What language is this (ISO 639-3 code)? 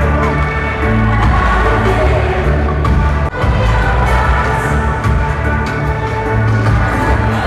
tur